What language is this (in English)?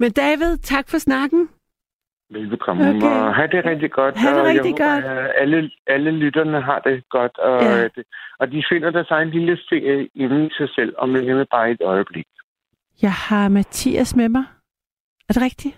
Danish